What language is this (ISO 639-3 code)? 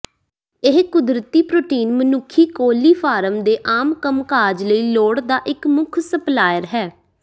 pan